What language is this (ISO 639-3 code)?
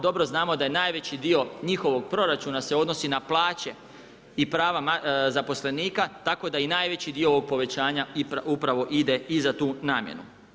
hrv